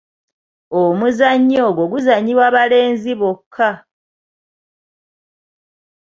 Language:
Ganda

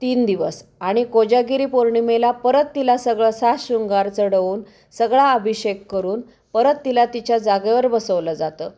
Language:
Marathi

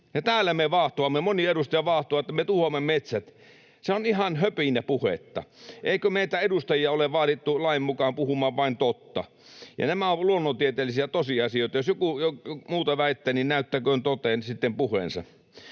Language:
Finnish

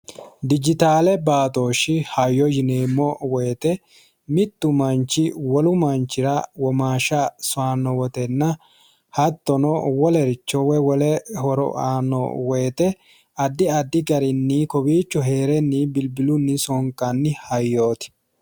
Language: Sidamo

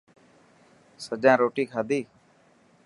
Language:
Dhatki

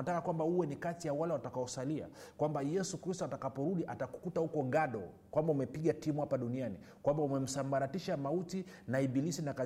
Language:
Swahili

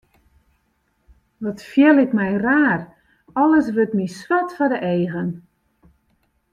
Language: Western Frisian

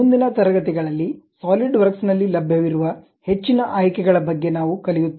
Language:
Kannada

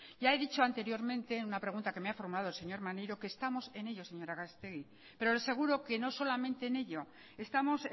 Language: Spanish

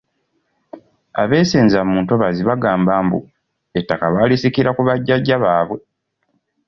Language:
Ganda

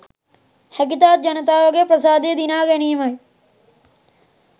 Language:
Sinhala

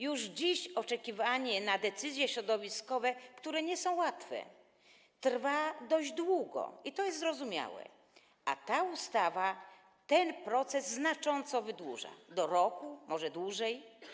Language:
Polish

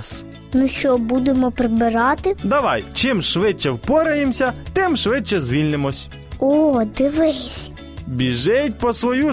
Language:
Ukrainian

